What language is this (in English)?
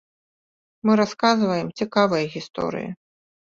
Belarusian